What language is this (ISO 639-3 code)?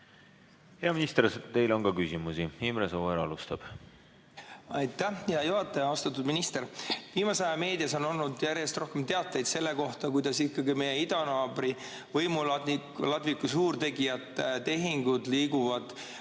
est